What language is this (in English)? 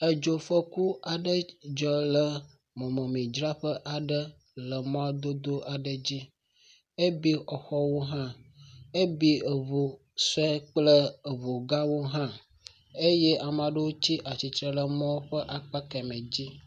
Ewe